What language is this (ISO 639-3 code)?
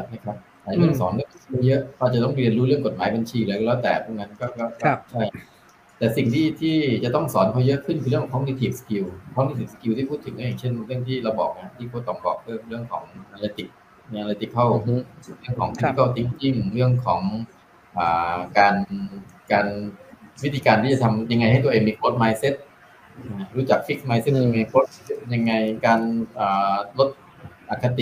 tha